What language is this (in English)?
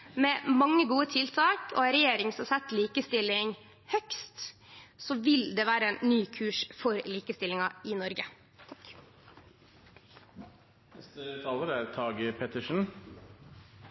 Norwegian Nynorsk